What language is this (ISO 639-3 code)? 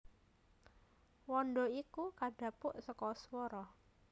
jav